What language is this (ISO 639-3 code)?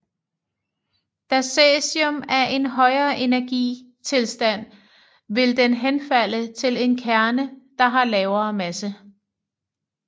dan